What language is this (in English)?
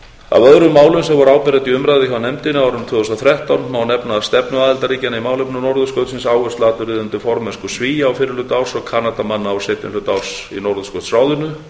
Icelandic